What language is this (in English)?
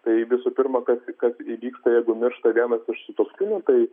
Lithuanian